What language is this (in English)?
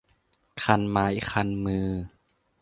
Thai